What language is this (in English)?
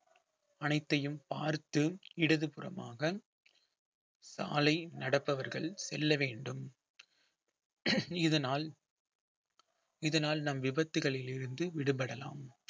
Tamil